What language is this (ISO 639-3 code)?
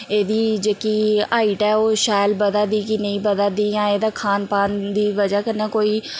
doi